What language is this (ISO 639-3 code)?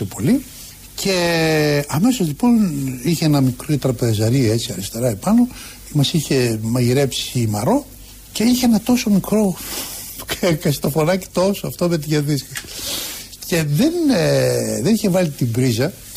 ell